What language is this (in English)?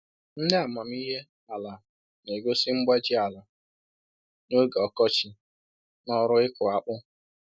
Igbo